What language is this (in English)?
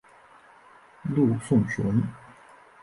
Chinese